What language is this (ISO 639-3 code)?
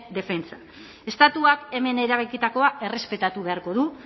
eus